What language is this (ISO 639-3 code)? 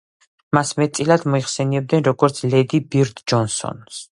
kat